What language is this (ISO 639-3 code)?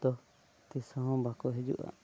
sat